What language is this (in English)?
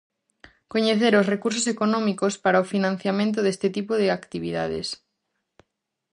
Galician